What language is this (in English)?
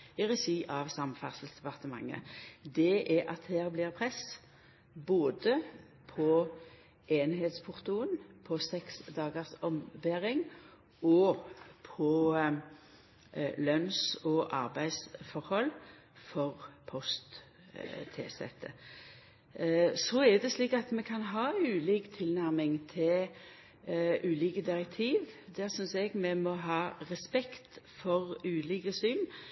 Norwegian Nynorsk